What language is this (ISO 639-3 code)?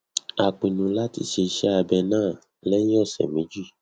yor